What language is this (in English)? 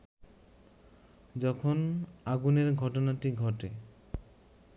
Bangla